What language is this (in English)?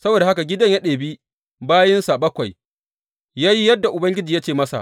Hausa